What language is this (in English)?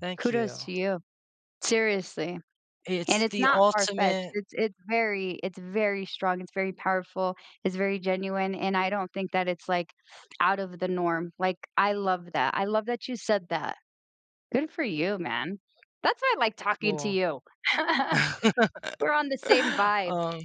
English